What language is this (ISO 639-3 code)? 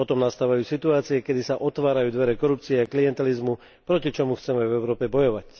slk